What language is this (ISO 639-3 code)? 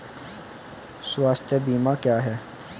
hin